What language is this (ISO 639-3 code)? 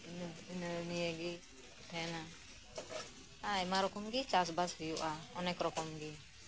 sat